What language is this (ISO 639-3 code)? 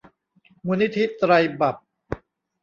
tha